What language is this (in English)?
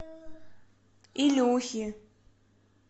Russian